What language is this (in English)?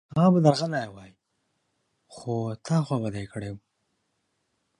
Pashto